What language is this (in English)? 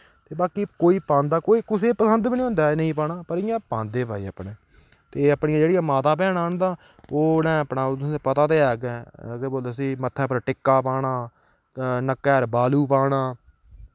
Dogri